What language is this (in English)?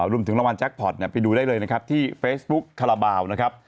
Thai